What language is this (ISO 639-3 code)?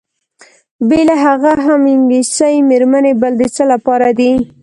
pus